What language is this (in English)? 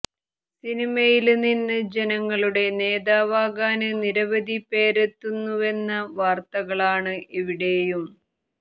Malayalam